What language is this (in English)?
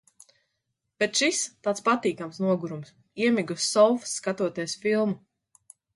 Latvian